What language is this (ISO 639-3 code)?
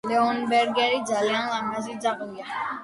kat